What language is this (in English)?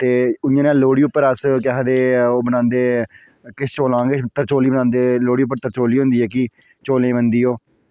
Dogri